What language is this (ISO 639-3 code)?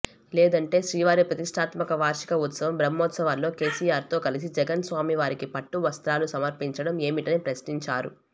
tel